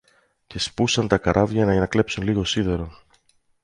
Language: Greek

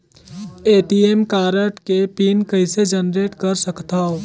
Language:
Chhattisgarhi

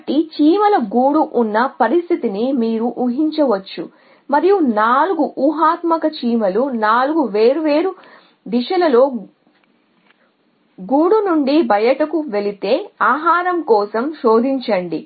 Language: Telugu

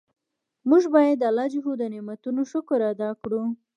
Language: Pashto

